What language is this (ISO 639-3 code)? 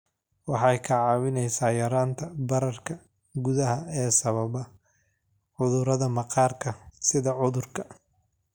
som